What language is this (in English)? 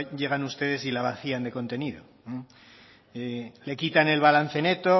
Spanish